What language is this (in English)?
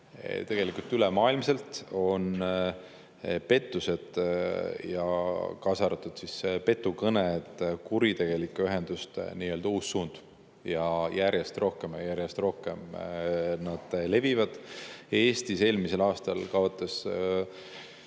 Estonian